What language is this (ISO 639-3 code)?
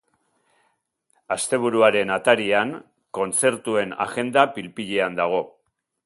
eus